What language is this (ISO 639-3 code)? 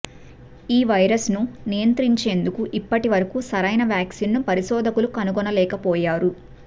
tel